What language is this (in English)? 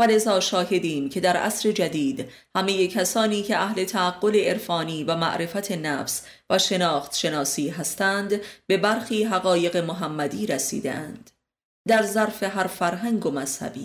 Persian